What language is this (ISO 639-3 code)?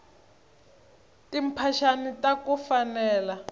tso